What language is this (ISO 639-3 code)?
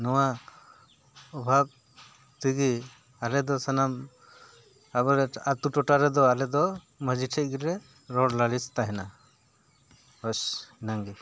sat